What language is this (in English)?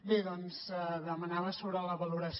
Catalan